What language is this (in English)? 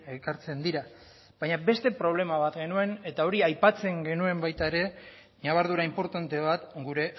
Basque